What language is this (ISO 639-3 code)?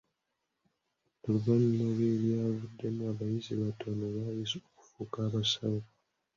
lug